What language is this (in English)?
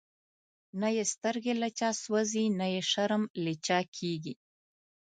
Pashto